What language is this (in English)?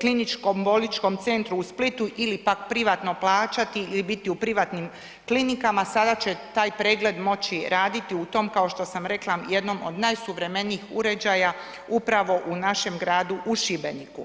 Croatian